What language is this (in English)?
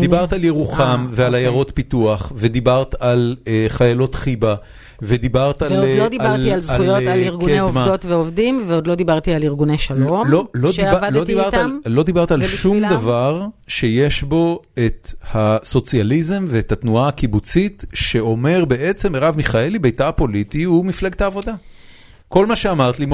Hebrew